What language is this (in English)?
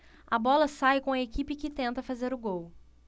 Portuguese